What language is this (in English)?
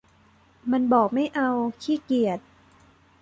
Thai